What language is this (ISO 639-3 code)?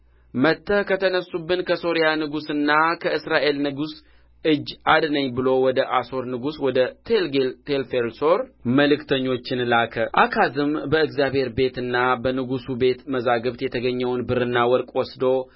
amh